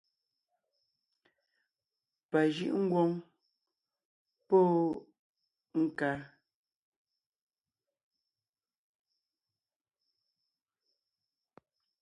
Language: Ngiemboon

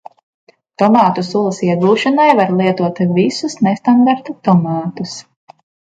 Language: Latvian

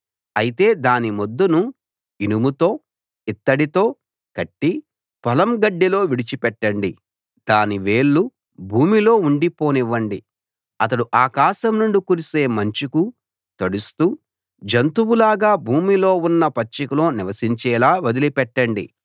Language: Telugu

